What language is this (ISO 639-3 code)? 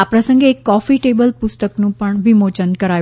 guj